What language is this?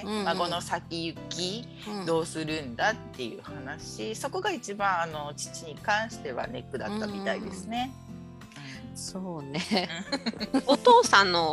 Japanese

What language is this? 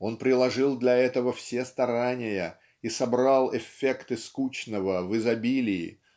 Russian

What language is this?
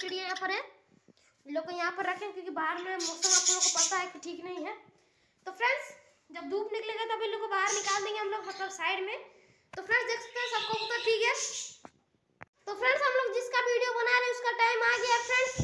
Hindi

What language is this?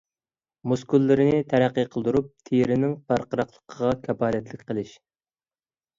Uyghur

